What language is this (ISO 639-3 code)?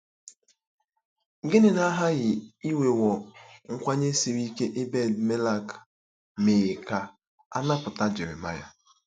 ibo